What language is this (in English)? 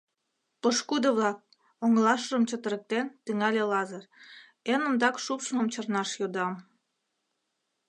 Mari